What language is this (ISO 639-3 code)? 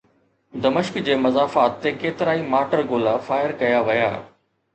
snd